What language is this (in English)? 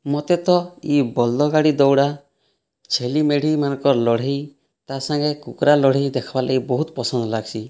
Odia